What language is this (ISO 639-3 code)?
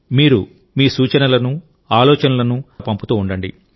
tel